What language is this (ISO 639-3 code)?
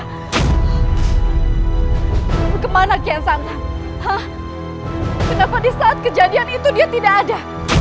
ind